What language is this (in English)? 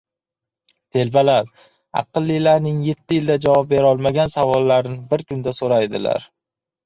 Uzbek